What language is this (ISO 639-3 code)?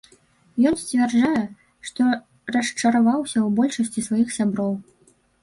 bel